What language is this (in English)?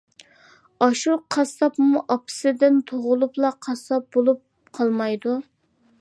Uyghur